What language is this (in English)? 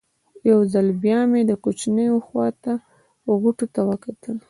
Pashto